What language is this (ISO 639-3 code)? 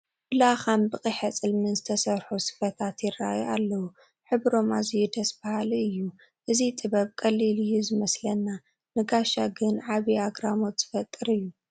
tir